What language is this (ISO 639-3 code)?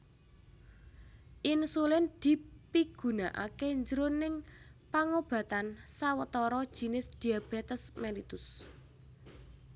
jav